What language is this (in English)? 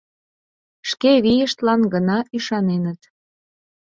Mari